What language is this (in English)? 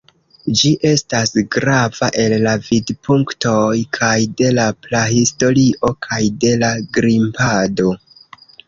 Esperanto